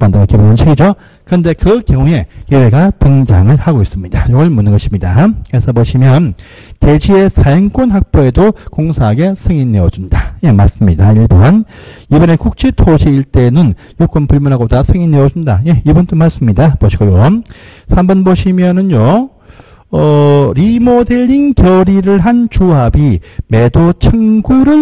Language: Korean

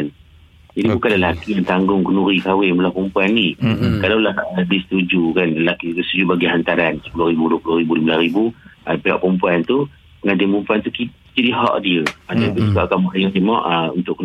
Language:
Malay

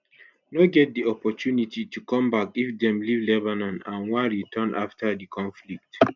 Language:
Nigerian Pidgin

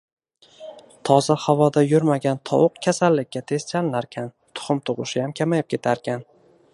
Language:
Uzbek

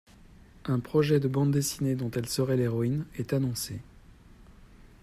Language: French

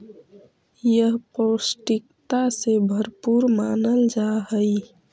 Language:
Magahi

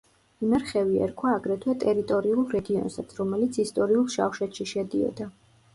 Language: Georgian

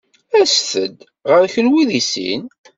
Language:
Kabyle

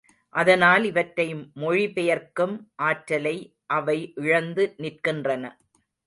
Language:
Tamil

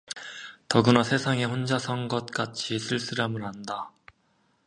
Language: Korean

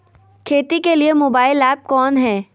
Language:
Magahi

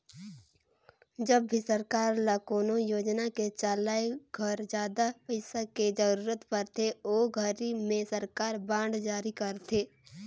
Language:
Chhattisgarhi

